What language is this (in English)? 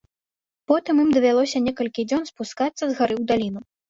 Belarusian